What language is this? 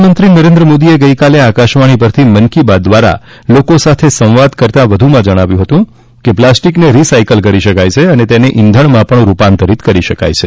Gujarati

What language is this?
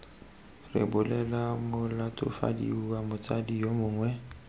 Tswana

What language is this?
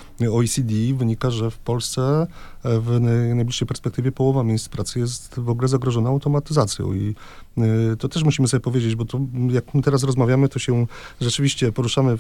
Polish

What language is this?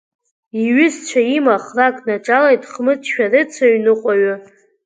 Abkhazian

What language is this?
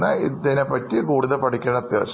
Malayalam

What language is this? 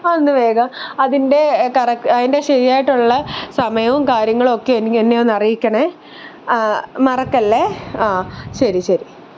Malayalam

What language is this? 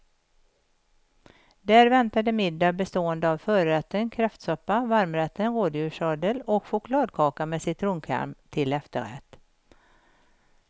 Swedish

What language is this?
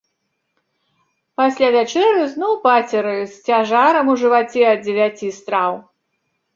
Belarusian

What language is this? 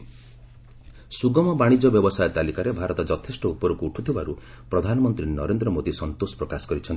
Odia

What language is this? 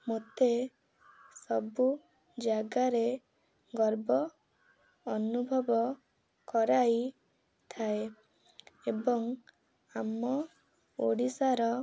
Odia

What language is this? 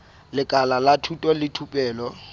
Southern Sotho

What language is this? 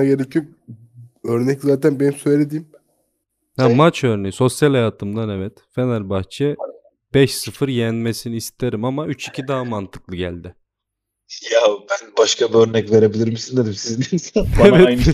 Turkish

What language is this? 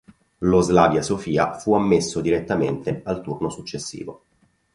Italian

